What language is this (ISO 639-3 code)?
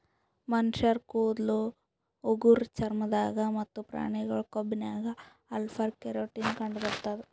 kan